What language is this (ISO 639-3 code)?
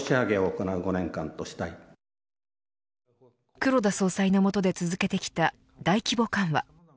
jpn